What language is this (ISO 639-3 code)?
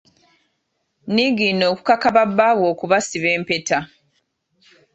lug